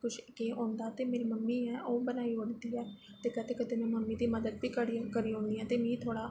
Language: Dogri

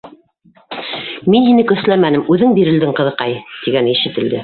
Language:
Bashkir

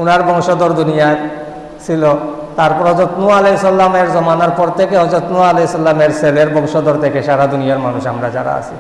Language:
Indonesian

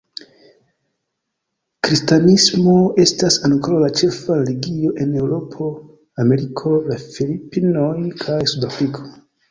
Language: Esperanto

